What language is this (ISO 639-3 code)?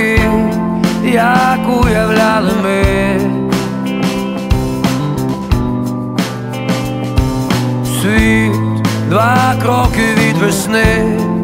pol